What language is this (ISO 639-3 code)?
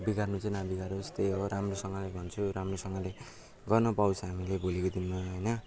nep